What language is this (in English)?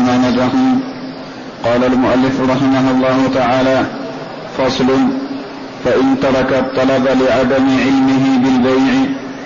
Arabic